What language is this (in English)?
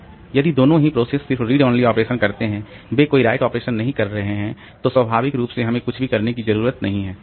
Hindi